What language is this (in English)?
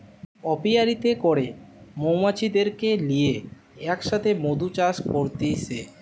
Bangla